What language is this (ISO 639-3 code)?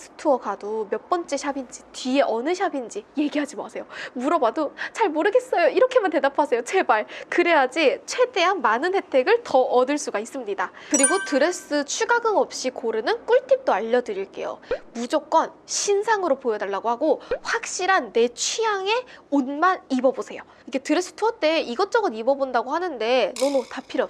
kor